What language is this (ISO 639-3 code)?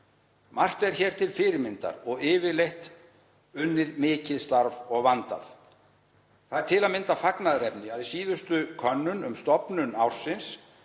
isl